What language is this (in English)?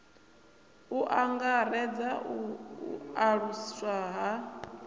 Venda